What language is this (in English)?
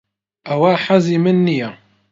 Central Kurdish